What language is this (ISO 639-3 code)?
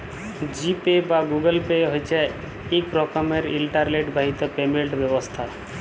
ben